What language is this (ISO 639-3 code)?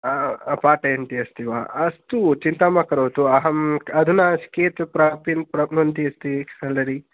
san